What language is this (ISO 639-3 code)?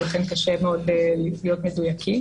heb